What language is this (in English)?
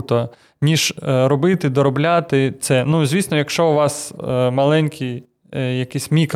Ukrainian